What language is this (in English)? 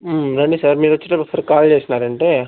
Telugu